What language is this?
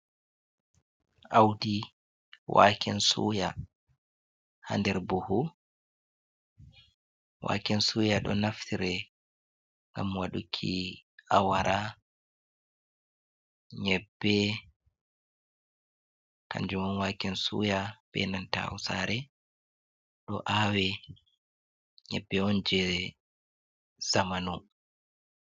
Fula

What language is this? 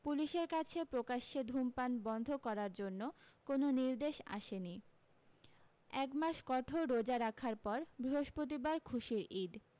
Bangla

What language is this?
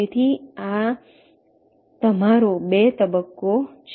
Gujarati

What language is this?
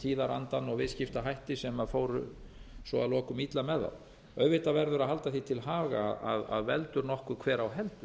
Icelandic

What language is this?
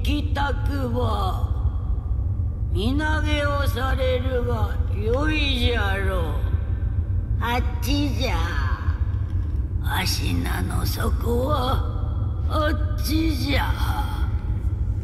Korean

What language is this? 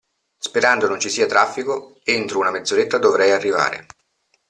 Italian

